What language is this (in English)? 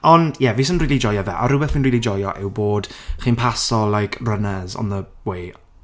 Welsh